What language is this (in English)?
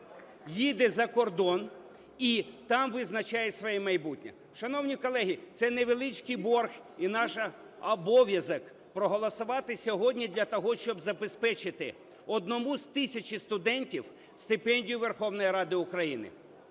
Ukrainian